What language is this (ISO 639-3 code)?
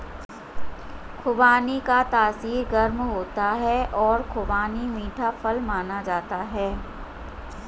hin